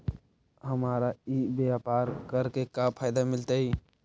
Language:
Magahi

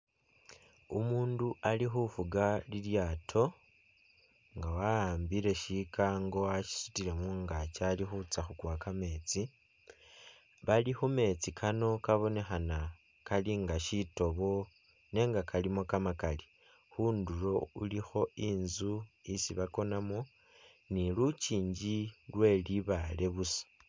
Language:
Masaaba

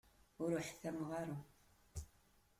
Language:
Kabyle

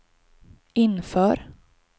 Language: Swedish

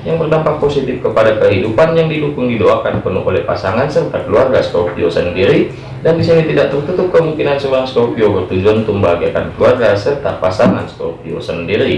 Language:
Indonesian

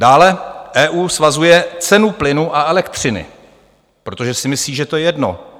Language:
Czech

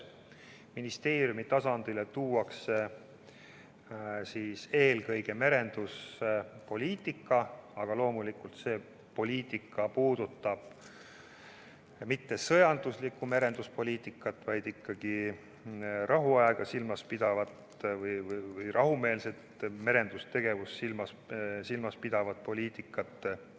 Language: Estonian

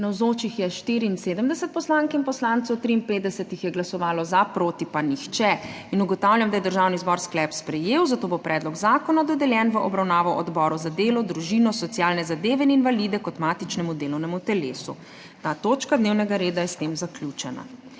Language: Slovenian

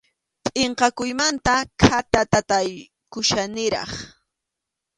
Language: Arequipa-La Unión Quechua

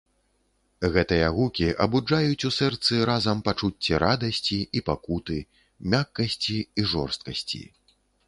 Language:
Belarusian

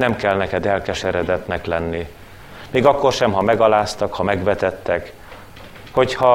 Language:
Hungarian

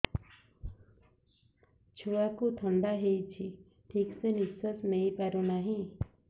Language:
Odia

